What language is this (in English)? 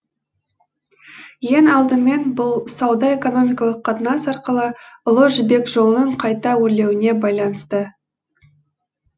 Kazakh